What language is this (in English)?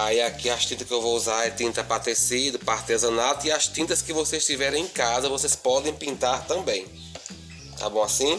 Portuguese